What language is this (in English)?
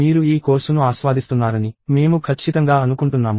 Telugu